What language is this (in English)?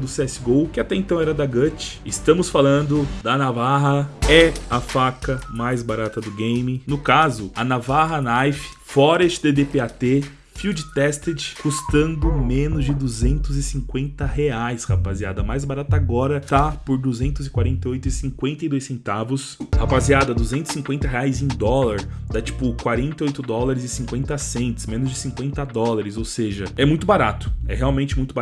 Portuguese